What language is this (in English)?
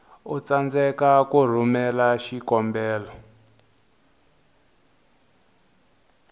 Tsonga